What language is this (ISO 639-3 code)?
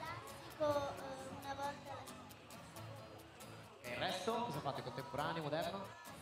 ita